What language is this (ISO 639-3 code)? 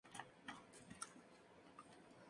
spa